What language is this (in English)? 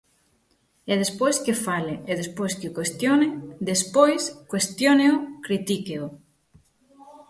Galician